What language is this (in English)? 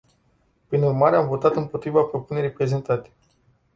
Romanian